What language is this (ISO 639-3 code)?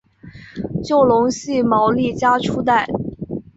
zho